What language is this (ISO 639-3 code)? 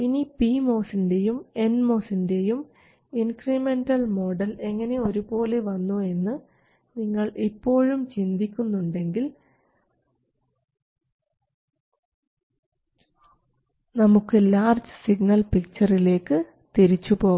mal